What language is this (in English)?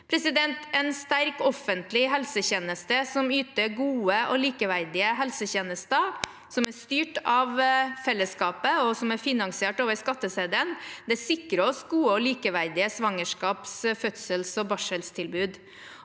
Norwegian